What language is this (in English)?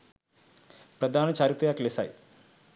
Sinhala